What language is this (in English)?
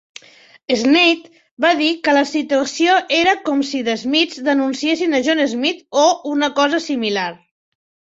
Catalan